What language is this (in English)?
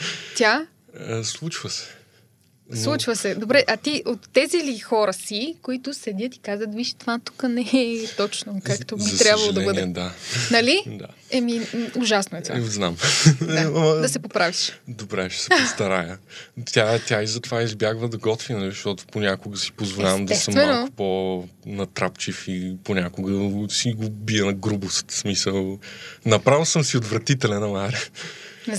Bulgarian